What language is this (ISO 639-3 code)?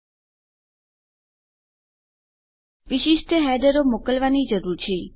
guj